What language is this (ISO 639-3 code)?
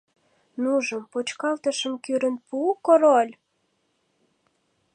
chm